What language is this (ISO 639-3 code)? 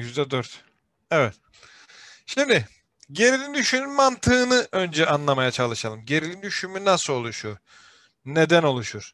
tur